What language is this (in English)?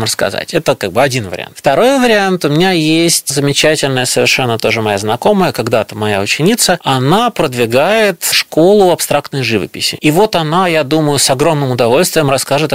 Russian